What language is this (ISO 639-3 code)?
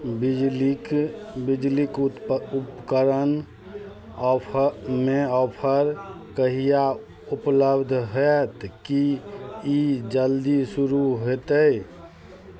mai